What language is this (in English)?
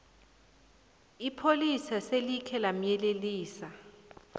South Ndebele